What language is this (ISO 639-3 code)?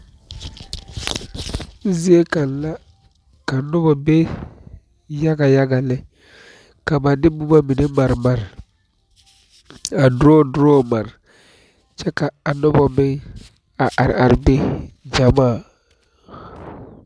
dga